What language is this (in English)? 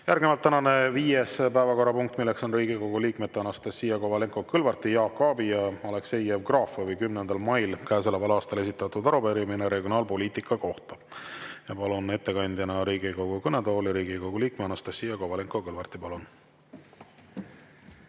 Estonian